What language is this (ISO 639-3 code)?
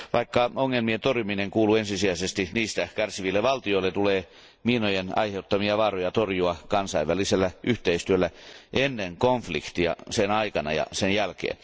fin